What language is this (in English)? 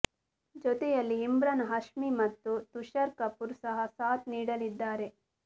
Kannada